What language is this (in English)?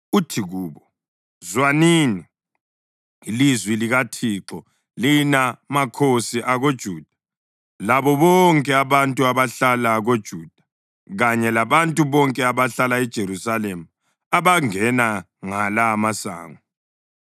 North Ndebele